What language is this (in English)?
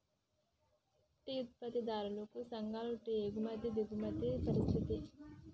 Telugu